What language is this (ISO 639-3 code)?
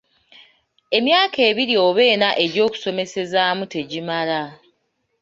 lug